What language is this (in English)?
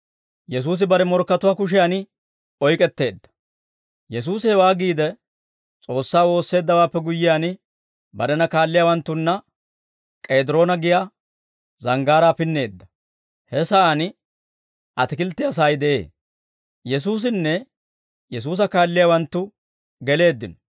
Dawro